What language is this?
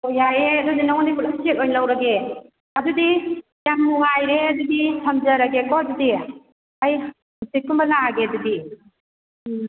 Manipuri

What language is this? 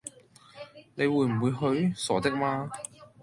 Cantonese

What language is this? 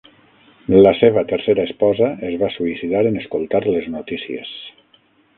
Catalan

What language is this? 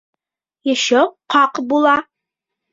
Bashkir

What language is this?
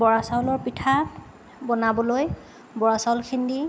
Assamese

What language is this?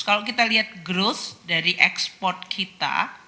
Indonesian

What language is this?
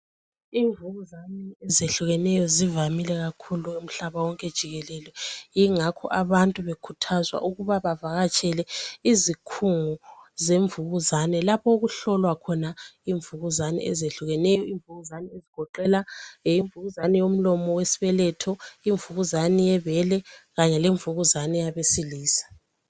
North Ndebele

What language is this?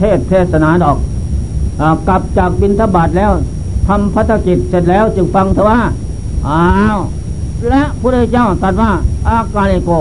Thai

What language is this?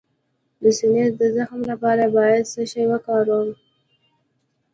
Pashto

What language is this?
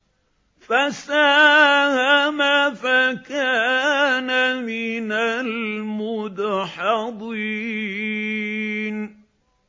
Arabic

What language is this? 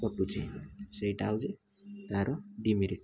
Odia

